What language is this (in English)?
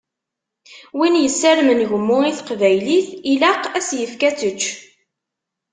Kabyle